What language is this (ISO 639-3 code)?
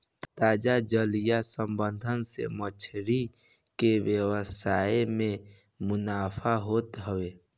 bho